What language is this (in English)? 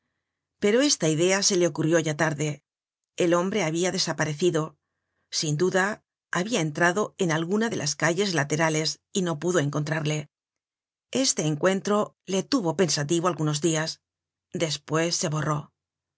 Spanish